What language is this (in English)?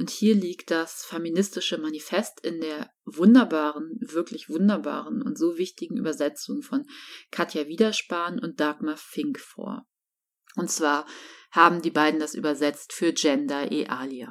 German